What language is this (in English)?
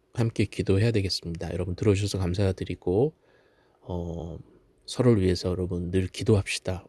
Korean